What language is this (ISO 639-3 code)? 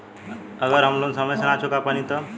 bho